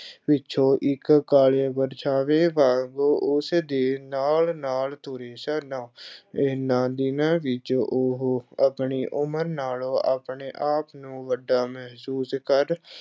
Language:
Punjabi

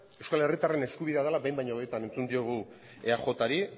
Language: Basque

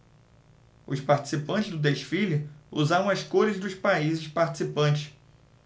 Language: Portuguese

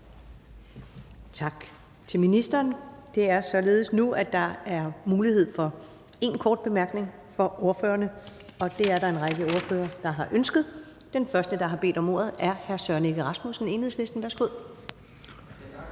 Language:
Danish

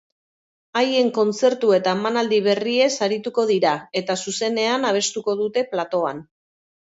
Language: Basque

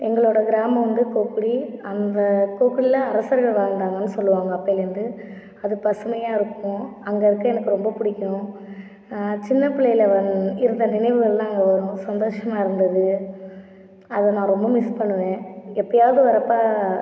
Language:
Tamil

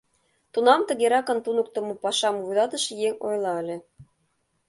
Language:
Mari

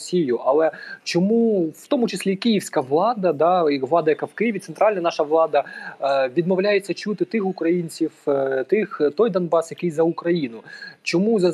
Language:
Ukrainian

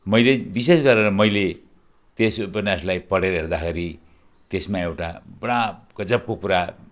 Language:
Nepali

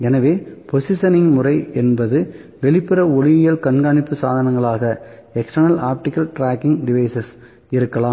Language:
Tamil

